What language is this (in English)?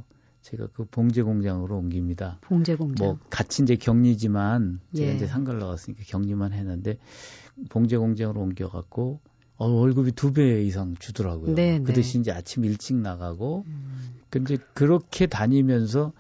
Korean